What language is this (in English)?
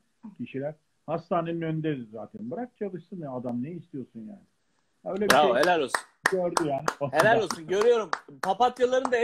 Turkish